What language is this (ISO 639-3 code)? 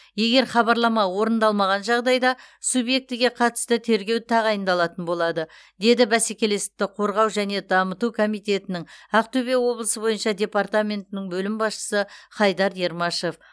kaz